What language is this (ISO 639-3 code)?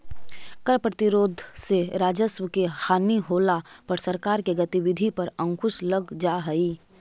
mag